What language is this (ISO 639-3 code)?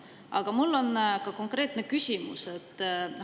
est